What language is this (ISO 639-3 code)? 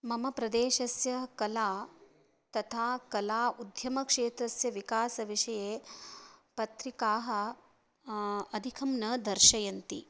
san